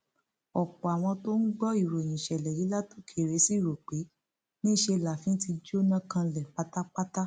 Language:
Yoruba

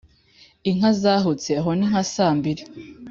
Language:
Kinyarwanda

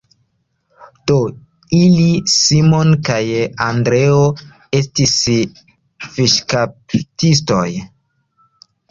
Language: Esperanto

